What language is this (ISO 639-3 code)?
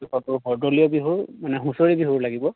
asm